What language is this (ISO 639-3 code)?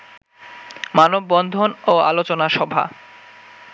ben